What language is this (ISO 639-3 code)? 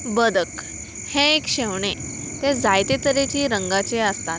kok